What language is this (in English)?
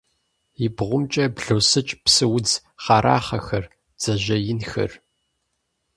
Kabardian